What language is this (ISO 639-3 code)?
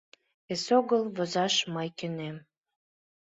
chm